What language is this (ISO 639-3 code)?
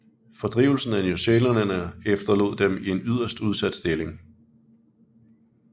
dan